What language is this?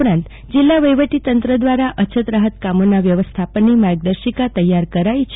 Gujarati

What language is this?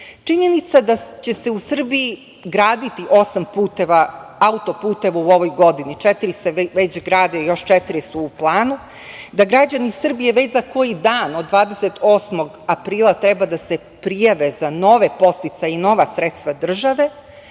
Serbian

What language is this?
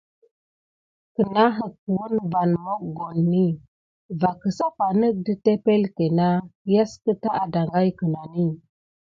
Gidar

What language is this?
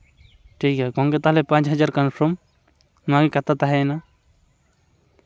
Santali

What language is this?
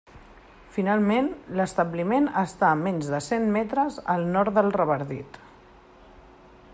Catalan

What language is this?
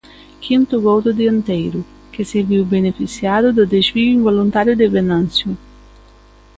Galician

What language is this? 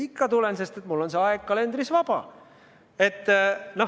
Estonian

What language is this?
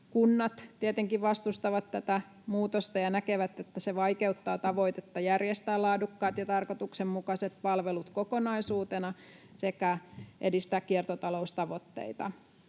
Finnish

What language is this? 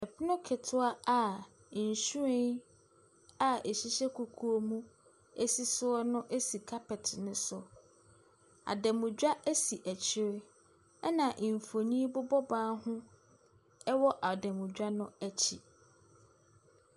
Akan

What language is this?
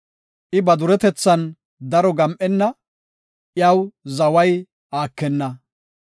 Gofa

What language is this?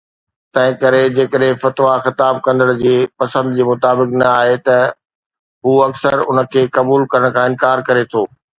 Sindhi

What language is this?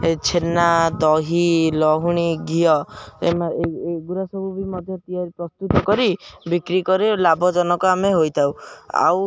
Odia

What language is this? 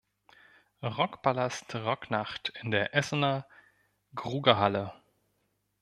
German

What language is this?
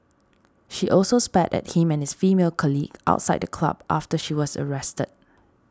English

